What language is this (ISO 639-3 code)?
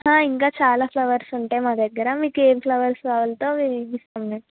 tel